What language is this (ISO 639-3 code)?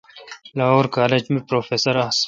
xka